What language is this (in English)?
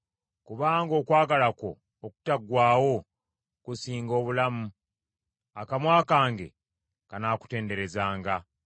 Ganda